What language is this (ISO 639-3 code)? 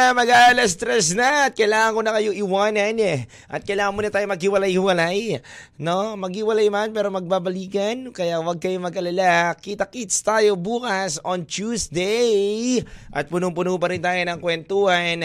fil